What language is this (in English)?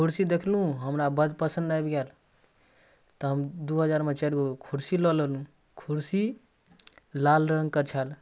Maithili